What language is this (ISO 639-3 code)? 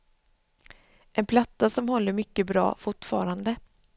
swe